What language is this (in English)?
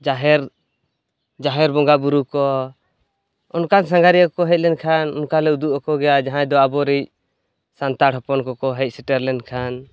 Santali